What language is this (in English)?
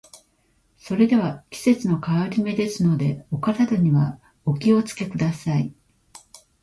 Japanese